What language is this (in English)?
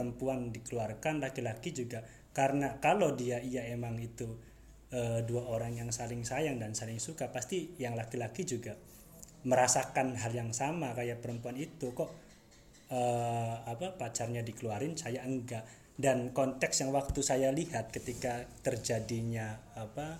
Indonesian